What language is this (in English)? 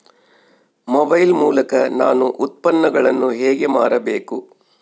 Kannada